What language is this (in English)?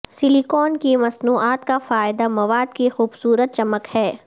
Urdu